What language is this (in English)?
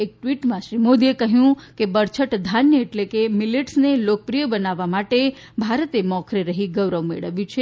Gujarati